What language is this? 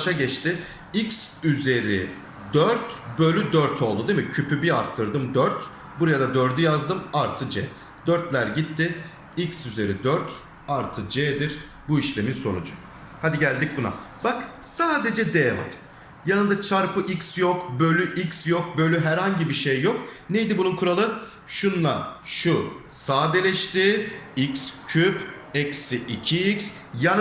Turkish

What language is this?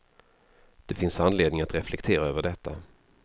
Swedish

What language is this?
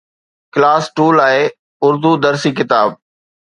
Sindhi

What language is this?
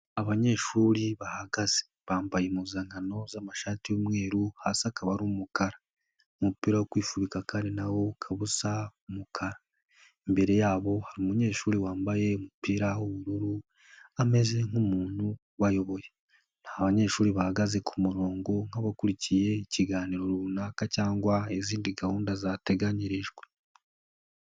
Kinyarwanda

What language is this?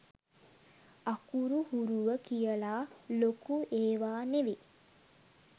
Sinhala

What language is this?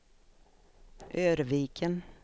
Swedish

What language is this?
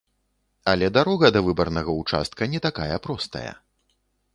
Belarusian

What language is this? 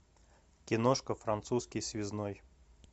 Russian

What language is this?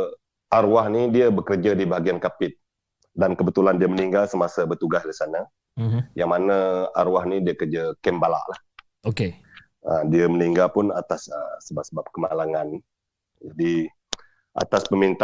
Malay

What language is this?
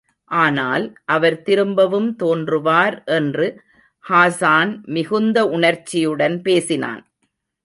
Tamil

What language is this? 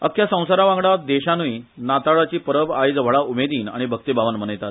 Konkani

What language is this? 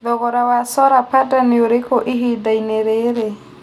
Kikuyu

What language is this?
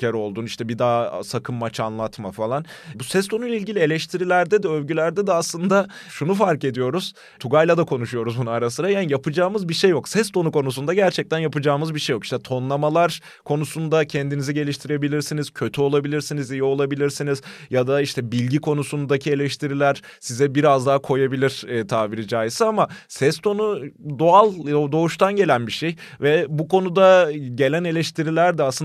Turkish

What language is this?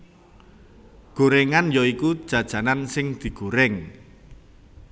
Javanese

